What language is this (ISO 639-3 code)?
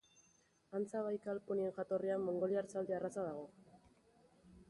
eus